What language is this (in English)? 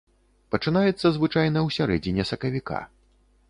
Belarusian